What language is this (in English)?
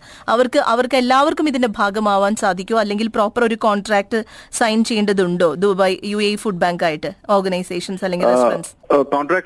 Malayalam